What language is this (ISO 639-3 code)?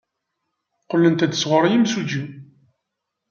kab